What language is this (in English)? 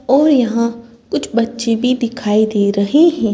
Hindi